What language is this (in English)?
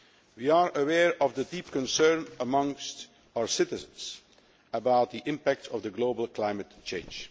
English